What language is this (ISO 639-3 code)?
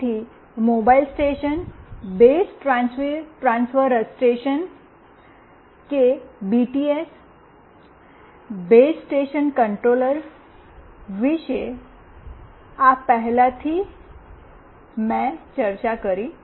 guj